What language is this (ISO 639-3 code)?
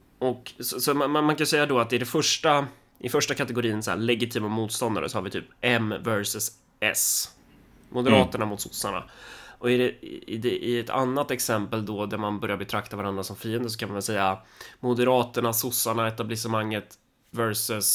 swe